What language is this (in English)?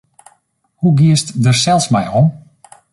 Western Frisian